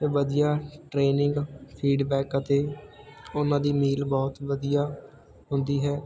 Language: Punjabi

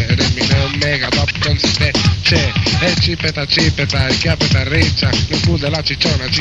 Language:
Italian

